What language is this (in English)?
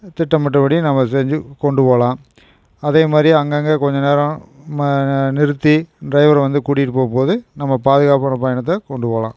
Tamil